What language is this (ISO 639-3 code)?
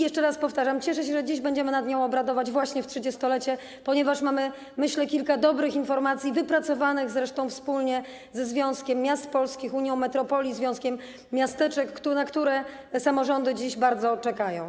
pol